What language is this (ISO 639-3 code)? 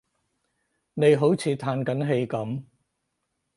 yue